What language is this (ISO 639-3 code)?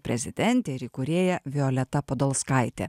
lit